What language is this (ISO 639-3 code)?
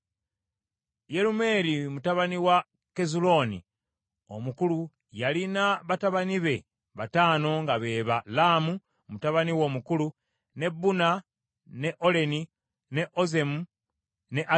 lug